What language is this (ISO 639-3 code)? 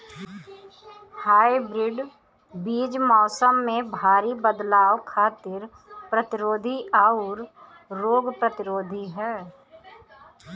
bho